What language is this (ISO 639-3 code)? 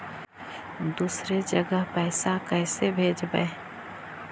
mag